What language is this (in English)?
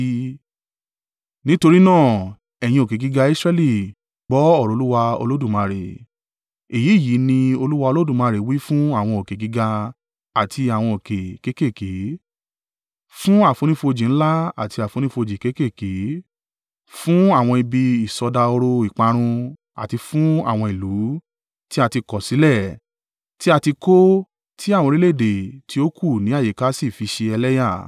Yoruba